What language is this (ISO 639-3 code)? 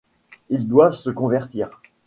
fra